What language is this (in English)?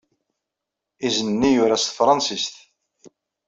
Kabyle